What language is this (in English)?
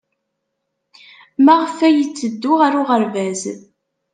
Kabyle